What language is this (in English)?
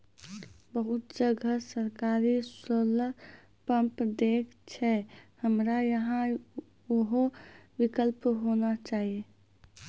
Maithili